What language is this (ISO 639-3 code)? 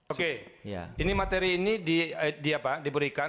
ind